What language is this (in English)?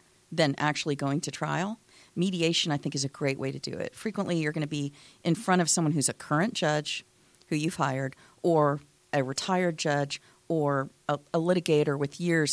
English